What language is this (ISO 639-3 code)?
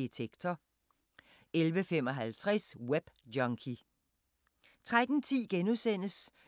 dan